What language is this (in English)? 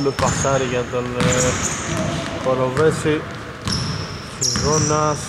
Greek